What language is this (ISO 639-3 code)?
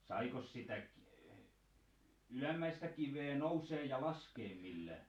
fin